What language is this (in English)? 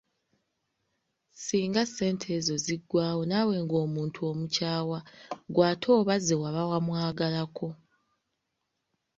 Ganda